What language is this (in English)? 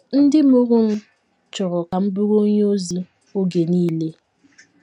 Igbo